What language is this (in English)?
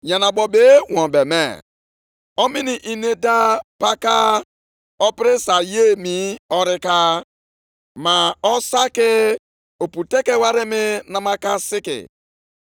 Igbo